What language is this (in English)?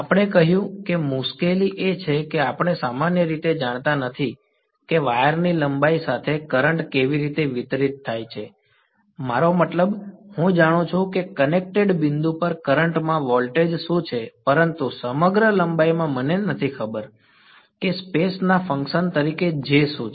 Gujarati